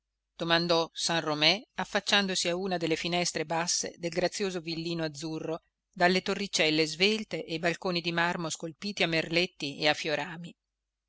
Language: Italian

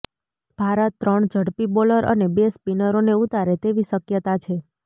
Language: Gujarati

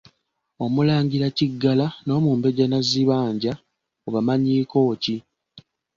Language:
Ganda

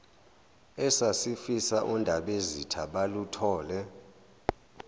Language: Zulu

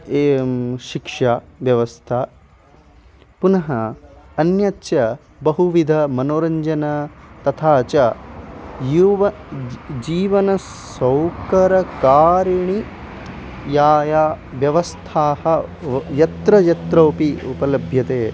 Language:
Sanskrit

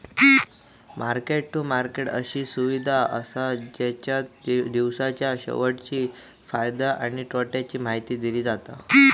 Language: Marathi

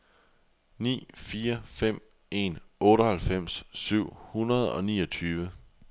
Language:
Danish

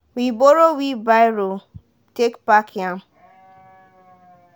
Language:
Nigerian Pidgin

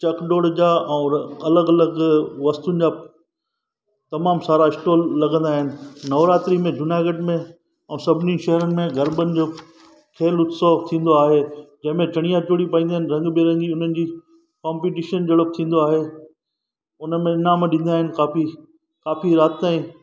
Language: Sindhi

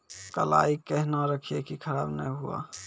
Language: Maithili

